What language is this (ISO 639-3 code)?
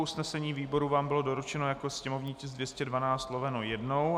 ces